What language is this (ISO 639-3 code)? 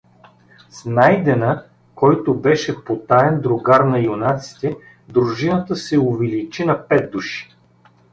bul